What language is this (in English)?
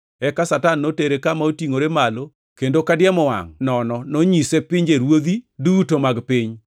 Luo (Kenya and Tanzania)